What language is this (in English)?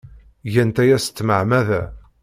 Kabyle